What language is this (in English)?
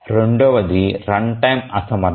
Telugu